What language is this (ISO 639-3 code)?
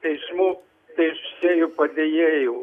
lit